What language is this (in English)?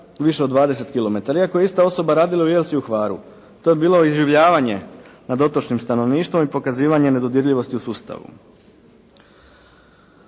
Croatian